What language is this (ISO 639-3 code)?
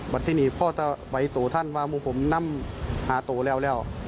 tha